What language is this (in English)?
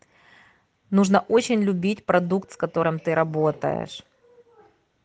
Russian